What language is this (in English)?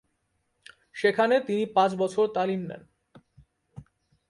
Bangla